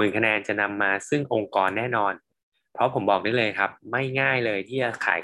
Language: Thai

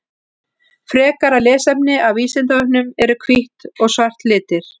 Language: Icelandic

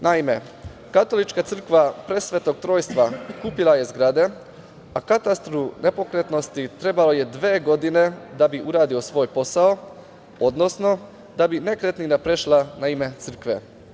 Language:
Serbian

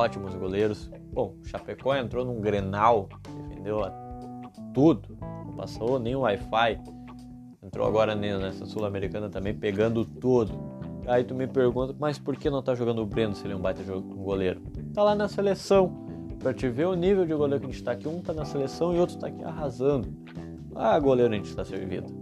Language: Portuguese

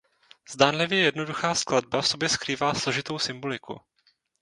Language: Czech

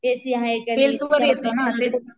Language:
Marathi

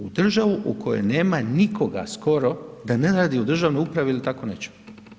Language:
Croatian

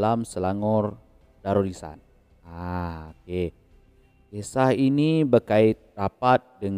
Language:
Malay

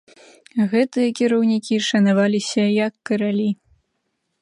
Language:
Belarusian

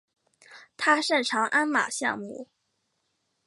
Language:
Chinese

